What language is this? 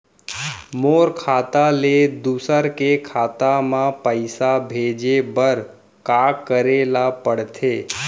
Chhattisgarhi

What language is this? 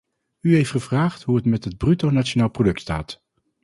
Dutch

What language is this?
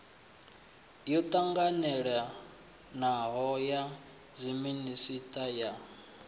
Venda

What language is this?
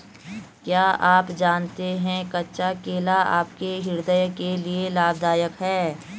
Hindi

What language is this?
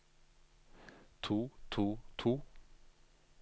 Norwegian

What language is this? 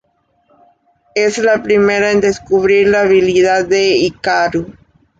Spanish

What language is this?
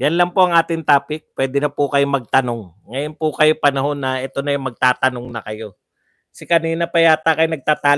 Filipino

